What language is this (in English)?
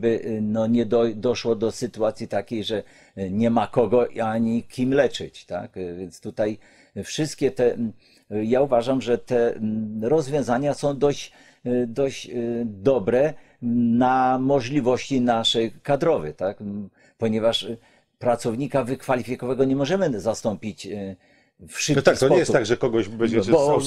Polish